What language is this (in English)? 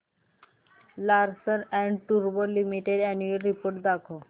Marathi